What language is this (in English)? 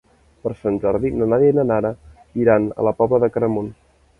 Catalan